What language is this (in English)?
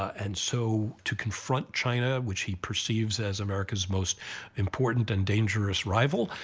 English